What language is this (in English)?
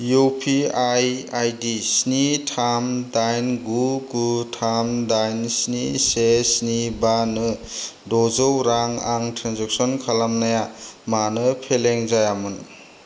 Bodo